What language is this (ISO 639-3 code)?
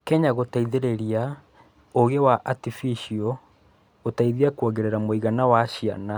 kik